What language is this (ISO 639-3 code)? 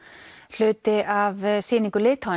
isl